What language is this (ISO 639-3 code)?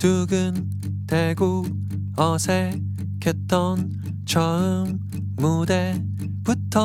kor